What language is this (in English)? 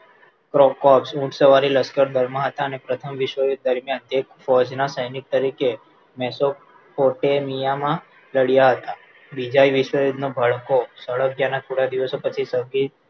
Gujarati